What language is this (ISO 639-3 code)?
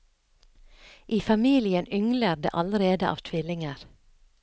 nor